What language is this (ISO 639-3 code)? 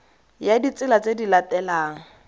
tsn